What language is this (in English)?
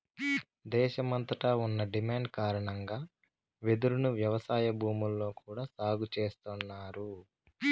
Telugu